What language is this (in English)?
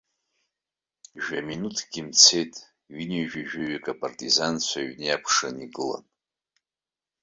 Abkhazian